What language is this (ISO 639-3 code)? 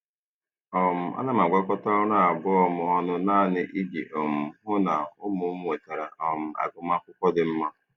ibo